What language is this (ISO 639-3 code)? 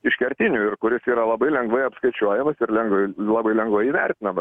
lit